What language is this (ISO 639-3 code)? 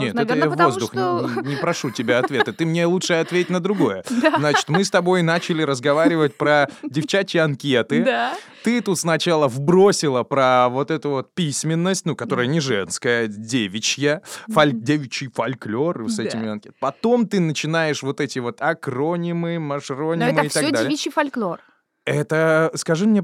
rus